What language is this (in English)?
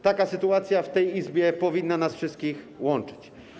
Polish